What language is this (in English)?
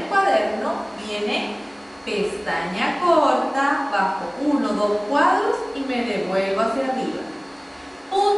Spanish